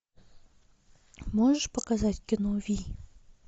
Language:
Russian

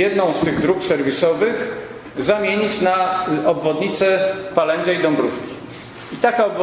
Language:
Polish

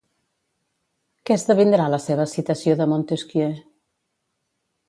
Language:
Catalan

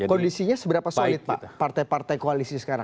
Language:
Indonesian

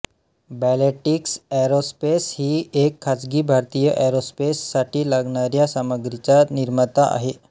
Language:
Marathi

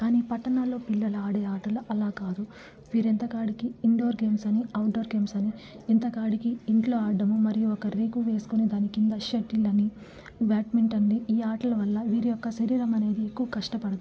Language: Telugu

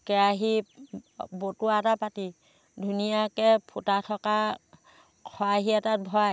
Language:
Assamese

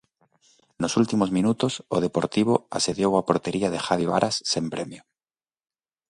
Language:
Galician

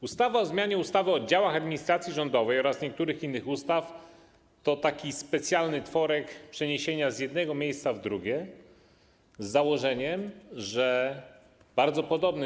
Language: Polish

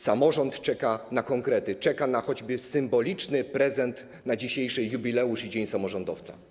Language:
Polish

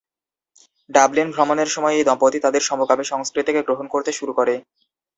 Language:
Bangla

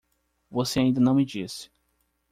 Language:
Portuguese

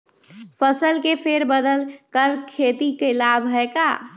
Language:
Magahi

